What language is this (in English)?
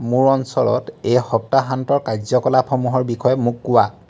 Assamese